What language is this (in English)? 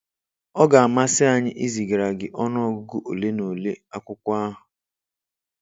Igbo